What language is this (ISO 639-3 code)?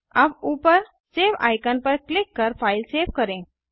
hin